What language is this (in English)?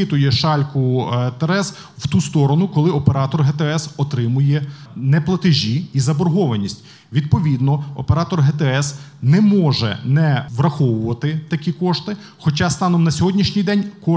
Ukrainian